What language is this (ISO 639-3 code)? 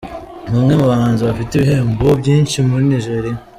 kin